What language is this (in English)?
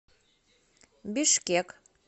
Russian